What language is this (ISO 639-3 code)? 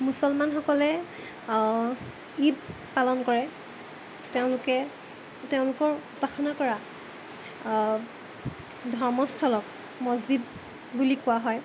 asm